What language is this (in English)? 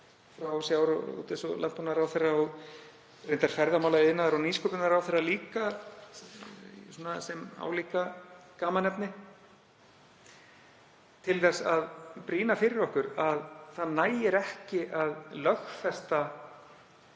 Icelandic